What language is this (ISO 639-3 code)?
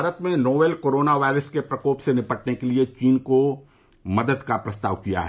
hin